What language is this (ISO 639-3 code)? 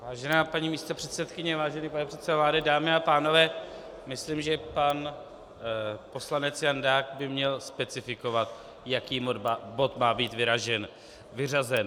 ces